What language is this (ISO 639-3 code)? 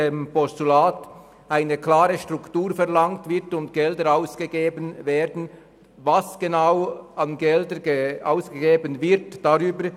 gsw